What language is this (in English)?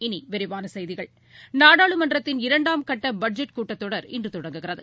Tamil